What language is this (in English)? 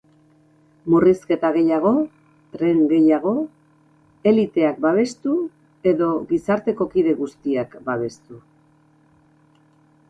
Basque